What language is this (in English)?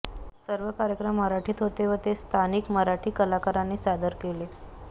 Marathi